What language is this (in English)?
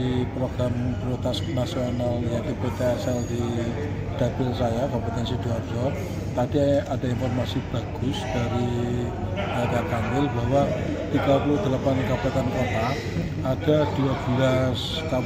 Indonesian